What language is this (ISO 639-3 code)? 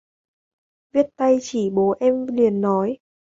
vie